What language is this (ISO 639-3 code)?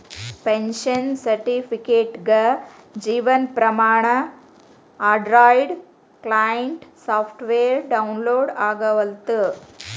kan